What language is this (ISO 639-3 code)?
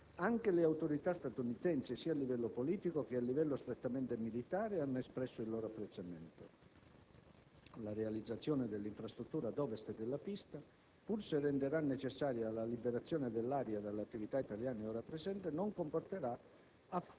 ita